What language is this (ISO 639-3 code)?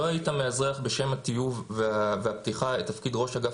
heb